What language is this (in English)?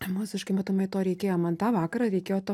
Lithuanian